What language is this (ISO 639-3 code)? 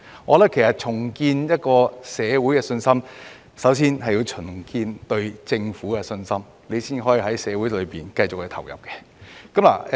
yue